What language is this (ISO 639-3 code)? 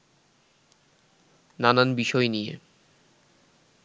ben